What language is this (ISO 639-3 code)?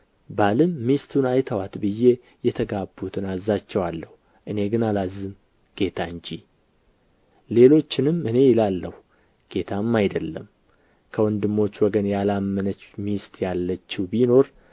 amh